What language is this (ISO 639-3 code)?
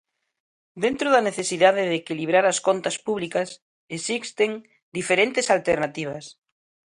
glg